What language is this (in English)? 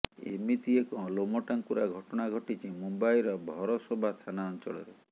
Odia